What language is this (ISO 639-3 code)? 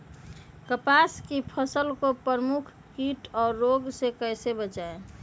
mag